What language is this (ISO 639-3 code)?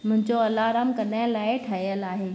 snd